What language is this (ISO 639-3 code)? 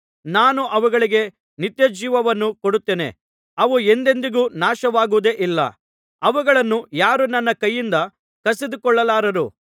kan